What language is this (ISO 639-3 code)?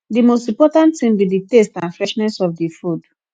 pcm